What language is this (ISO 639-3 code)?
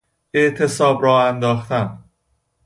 fas